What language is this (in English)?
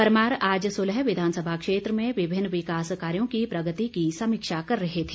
Hindi